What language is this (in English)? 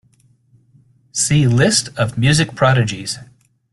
English